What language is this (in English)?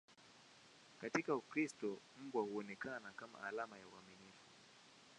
Swahili